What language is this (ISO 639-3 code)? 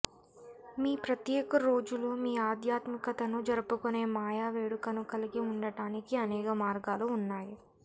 tel